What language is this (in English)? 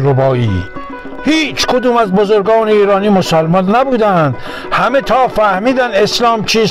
Persian